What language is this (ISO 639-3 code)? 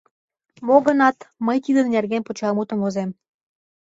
chm